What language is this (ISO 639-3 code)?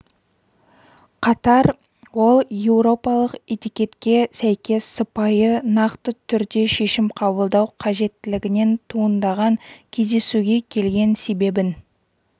kaz